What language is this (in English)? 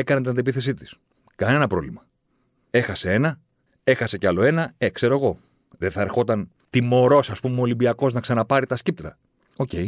Greek